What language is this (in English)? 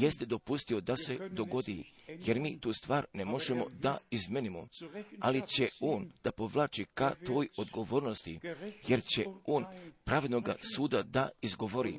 Croatian